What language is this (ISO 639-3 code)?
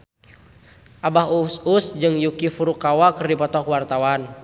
sun